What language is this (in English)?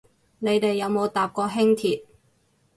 Cantonese